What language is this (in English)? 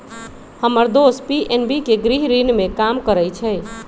Magahi